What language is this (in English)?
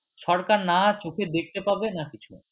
Bangla